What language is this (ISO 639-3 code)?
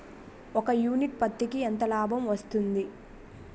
tel